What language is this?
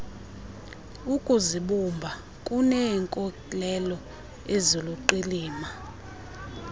Xhosa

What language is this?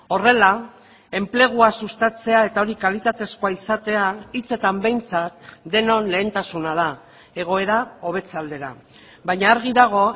Basque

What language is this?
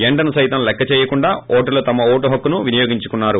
Telugu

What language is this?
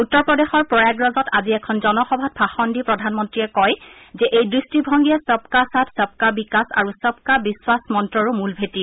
Assamese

